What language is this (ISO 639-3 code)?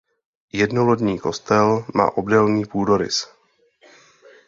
ces